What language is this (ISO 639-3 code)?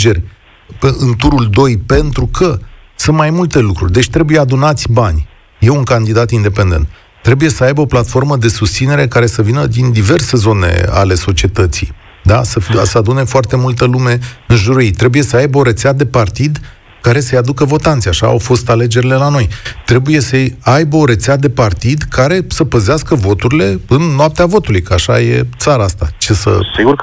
ron